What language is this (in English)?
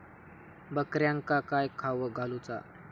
Marathi